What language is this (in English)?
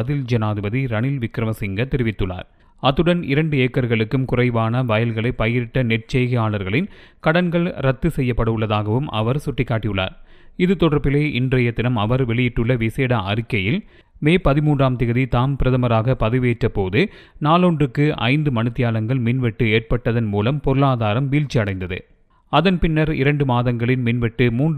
Dutch